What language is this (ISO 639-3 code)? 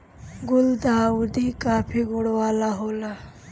bho